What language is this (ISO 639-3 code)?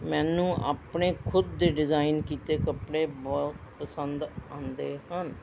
pan